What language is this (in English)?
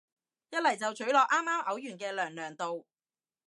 Cantonese